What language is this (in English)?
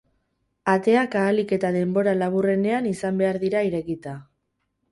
Basque